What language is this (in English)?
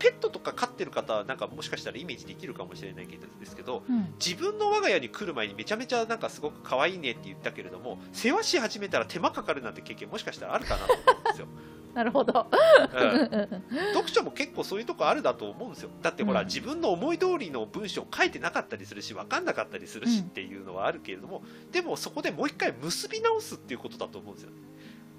Japanese